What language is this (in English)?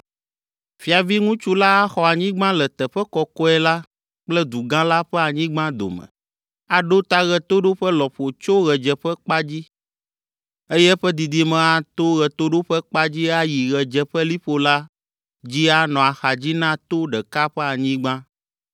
Ewe